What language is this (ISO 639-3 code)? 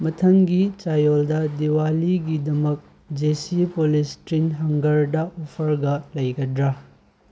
mni